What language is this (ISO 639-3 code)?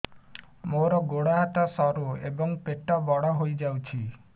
ori